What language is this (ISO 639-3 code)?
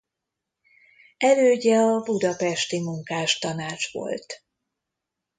hun